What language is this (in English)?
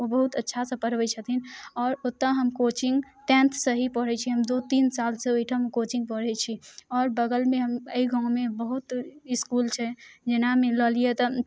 Maithili